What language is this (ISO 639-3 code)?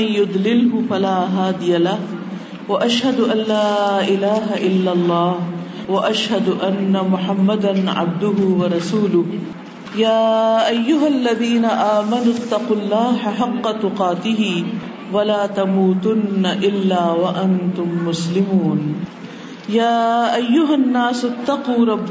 urd